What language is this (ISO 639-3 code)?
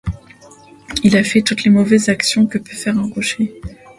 fra